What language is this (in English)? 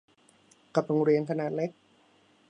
Thai